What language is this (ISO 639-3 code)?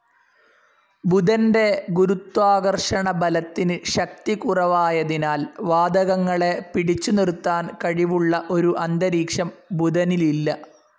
mal